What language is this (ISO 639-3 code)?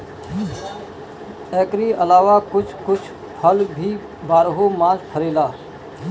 bho